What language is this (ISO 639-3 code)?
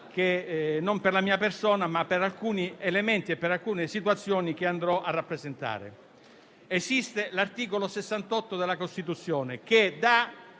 ita